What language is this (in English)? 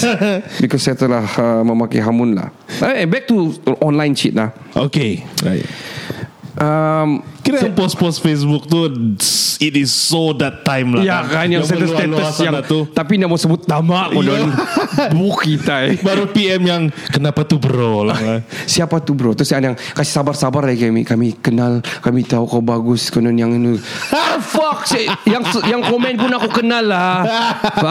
Malay